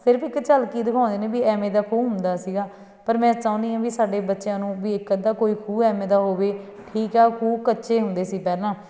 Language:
Punjabi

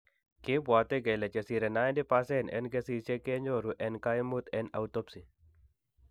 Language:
Kalenjin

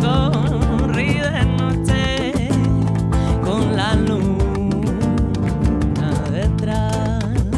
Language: Portuguese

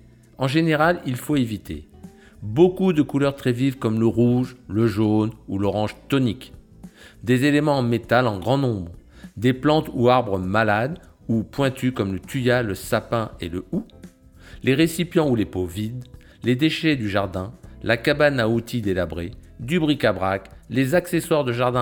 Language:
French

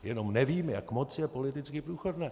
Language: Czech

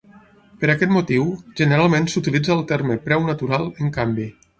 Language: Catalan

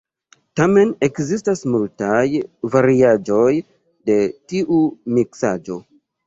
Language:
Esperanto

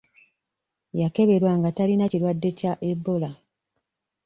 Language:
Ganda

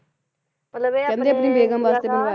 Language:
Punjabi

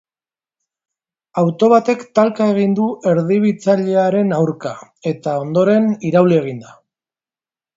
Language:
Basque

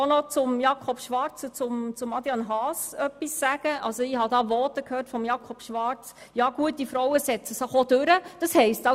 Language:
Swiss German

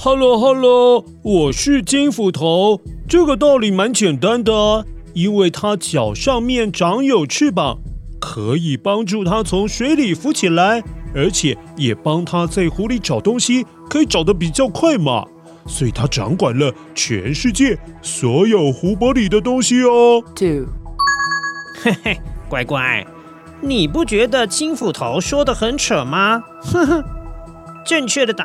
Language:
Chinese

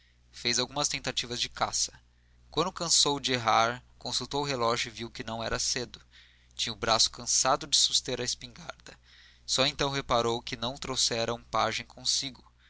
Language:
Portuguese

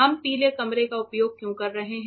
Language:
Hindi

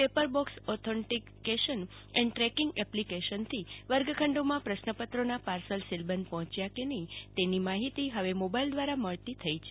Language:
Gujarati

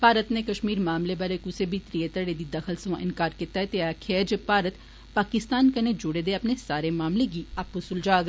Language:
Dogri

